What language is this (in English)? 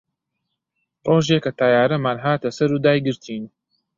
Central Kurdish